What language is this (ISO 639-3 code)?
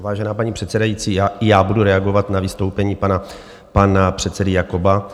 ces